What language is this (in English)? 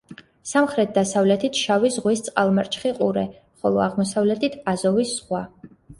Georgian